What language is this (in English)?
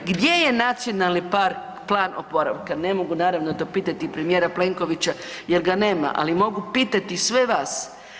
Croatian